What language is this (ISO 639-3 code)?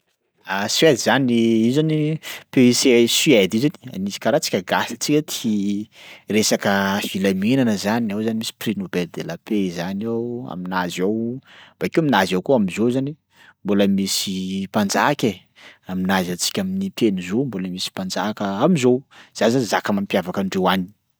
skg